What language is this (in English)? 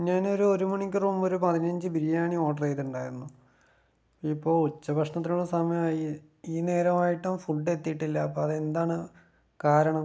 Malayalam